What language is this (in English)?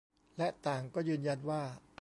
Thai